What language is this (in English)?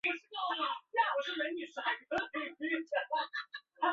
Chinese